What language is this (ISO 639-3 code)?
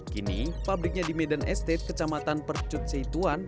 ind